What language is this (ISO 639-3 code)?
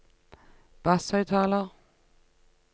nor